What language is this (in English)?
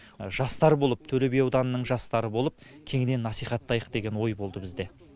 Kazakh